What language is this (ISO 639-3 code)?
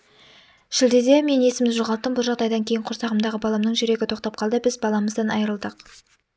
kaz